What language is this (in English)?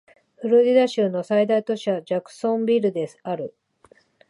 Japanese